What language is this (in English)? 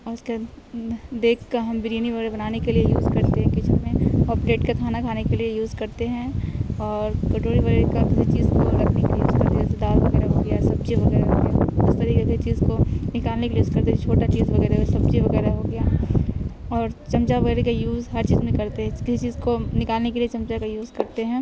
Urdu